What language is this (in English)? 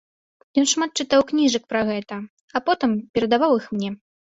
Belarusian